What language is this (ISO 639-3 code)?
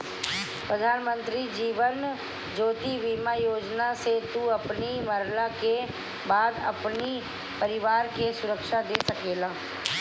bho